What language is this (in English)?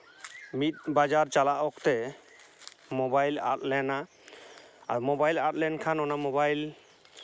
Santali